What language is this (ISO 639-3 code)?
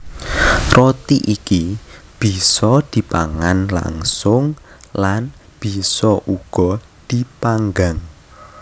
jav